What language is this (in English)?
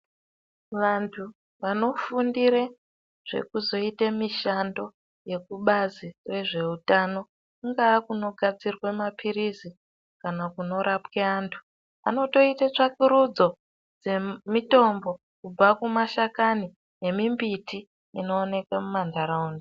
Ndau